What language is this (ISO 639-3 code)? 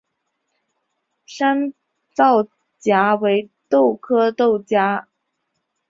zho